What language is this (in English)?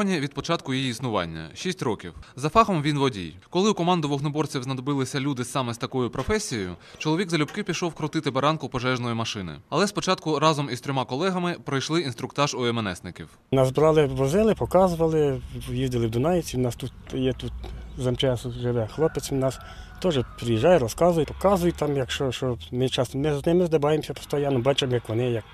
Ukrainian